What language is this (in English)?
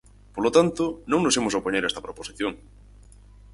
Galician